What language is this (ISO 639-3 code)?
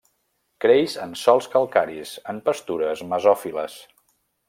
cat